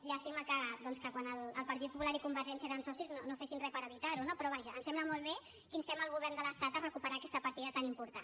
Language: Catalan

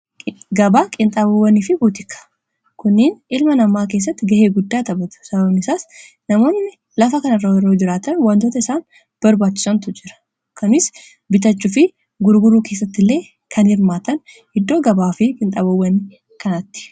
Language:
Oromo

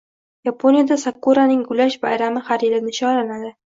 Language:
Uzbek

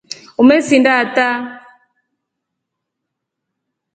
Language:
Rombo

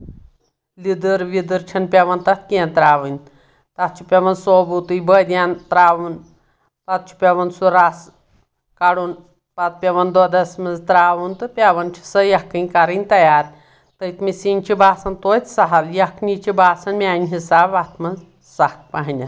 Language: Kashmiri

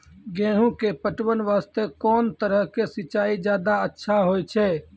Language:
Maithili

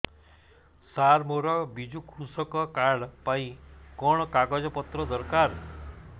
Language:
Odia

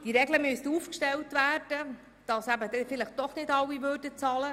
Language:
Swiss German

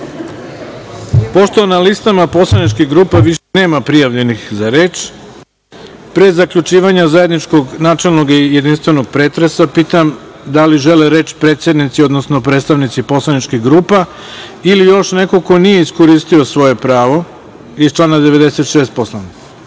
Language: Serbian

